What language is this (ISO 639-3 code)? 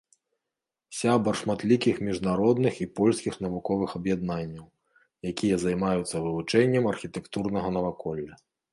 bel